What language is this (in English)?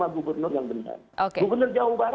Indonesian